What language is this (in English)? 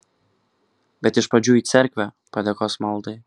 Lithuanian